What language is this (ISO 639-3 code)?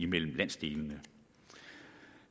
dan